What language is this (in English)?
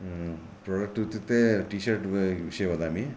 Sanskrit